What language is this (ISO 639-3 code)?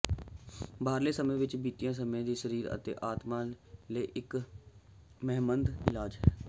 pan